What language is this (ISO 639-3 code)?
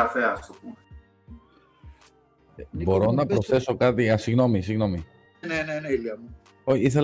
ell